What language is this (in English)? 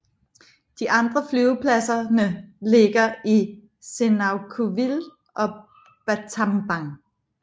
Danish